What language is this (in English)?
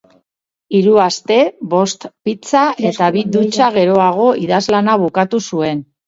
Basque